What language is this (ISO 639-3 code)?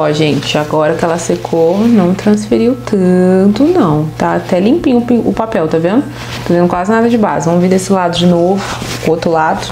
por